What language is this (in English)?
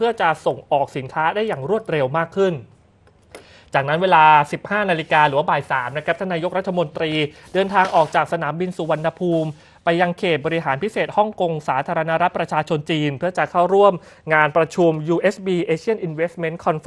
Thai